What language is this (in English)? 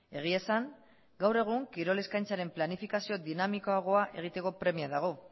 Basque